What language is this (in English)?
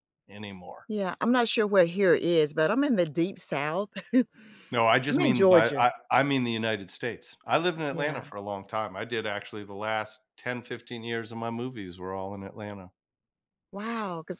English